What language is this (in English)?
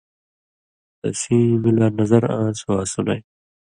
Indus Kohistani